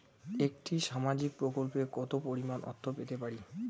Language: Bangla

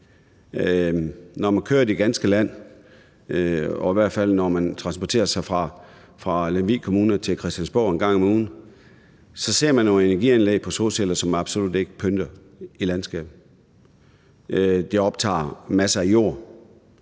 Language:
Danish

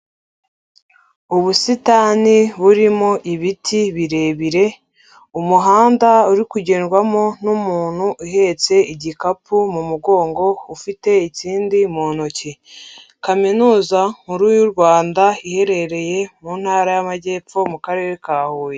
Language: Kinyarwanda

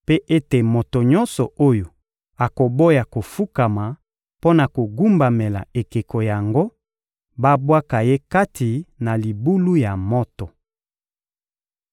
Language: Lingala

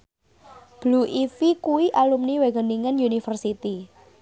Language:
Javanese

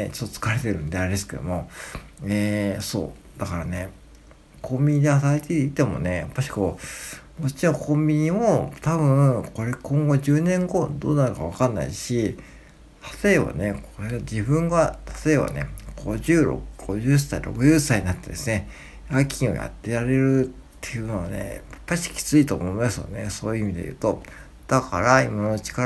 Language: Japanese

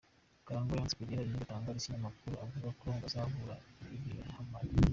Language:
Kinyarwanda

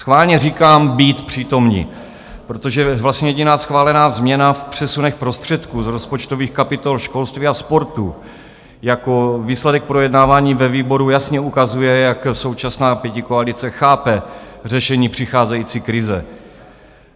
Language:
Czech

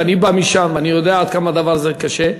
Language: Hebrew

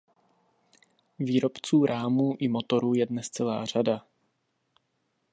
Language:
Czech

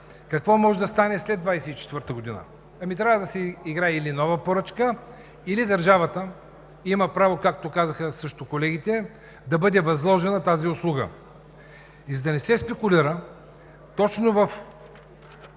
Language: Bulgarian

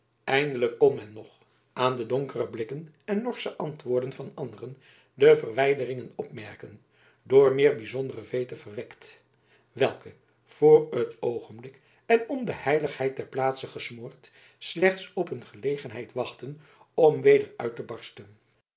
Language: Dutch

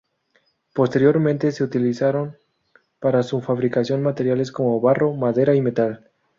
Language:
Spanish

